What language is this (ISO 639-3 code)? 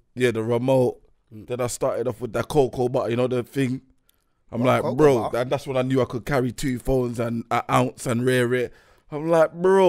eng